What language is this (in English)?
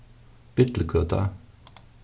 Faroese